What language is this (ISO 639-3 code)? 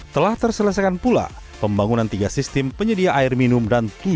ind